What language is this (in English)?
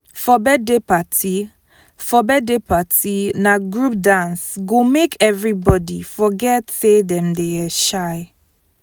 Nigerian Pidgin